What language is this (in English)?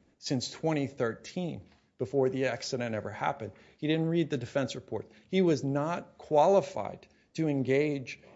English